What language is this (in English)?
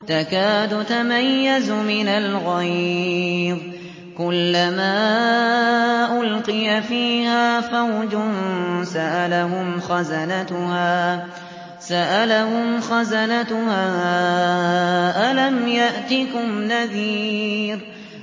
Arabic